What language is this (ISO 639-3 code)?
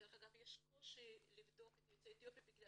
heb